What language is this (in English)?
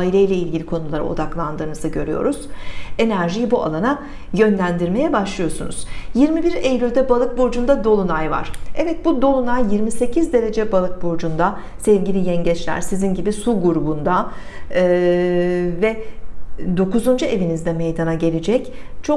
Turkish